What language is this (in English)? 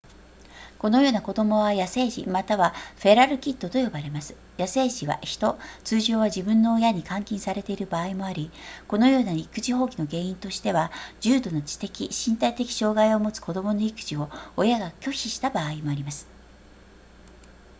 Japanese